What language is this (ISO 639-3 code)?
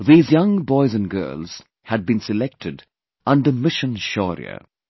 eng